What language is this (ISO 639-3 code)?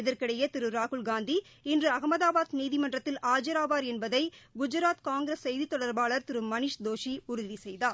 tam